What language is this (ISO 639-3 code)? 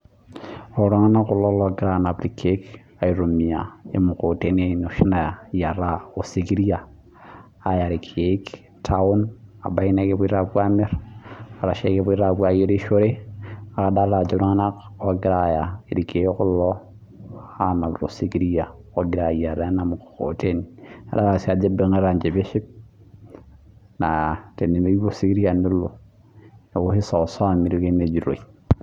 mas